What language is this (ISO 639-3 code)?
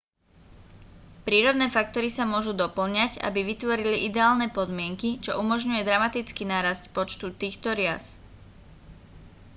slk